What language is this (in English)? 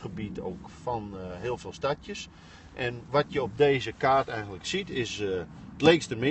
Dutch